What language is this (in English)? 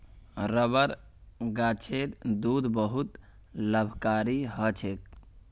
Magahi